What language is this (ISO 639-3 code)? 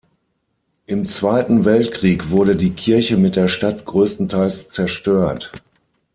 deu